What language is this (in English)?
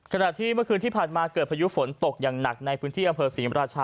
Thai